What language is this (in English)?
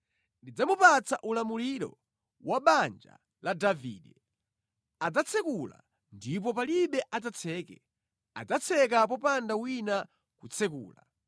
Nyanja